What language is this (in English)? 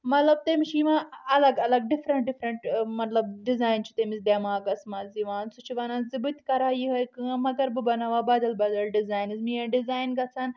Kashmiri